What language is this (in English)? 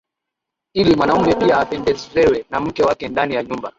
Swahili